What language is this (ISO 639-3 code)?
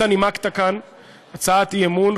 heb